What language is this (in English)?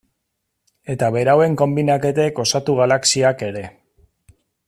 Basque